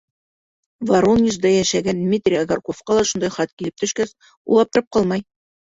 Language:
Bashkir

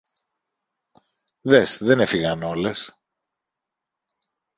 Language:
Greek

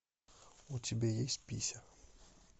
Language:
Russian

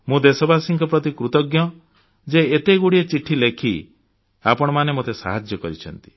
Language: Odia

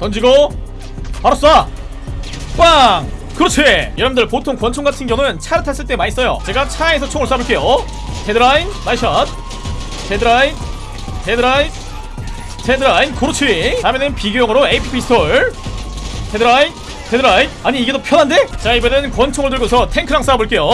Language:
Korean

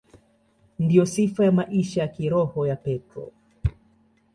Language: Swahili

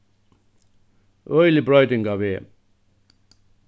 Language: Faroese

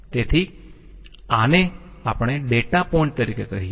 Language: Gujarati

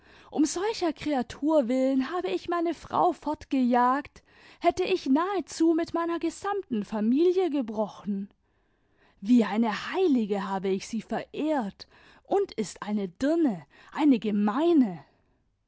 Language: German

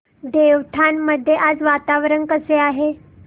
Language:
Marathi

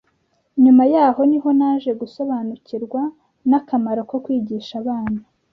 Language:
Kinyarwanda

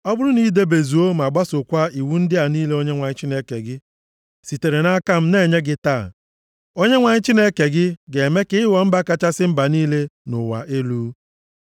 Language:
Igbo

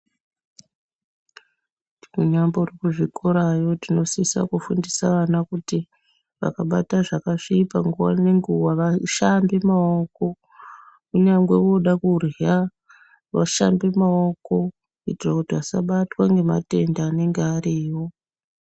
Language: Ndau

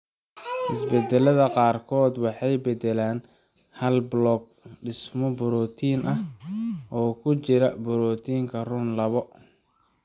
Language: Somali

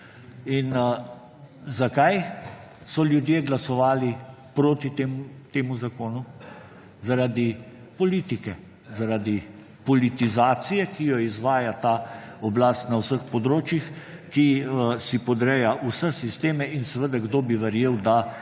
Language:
Slovenian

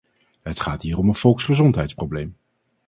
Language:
Dutch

